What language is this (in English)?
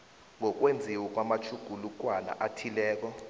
South Ndebele